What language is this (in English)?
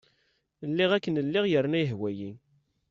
Kabyle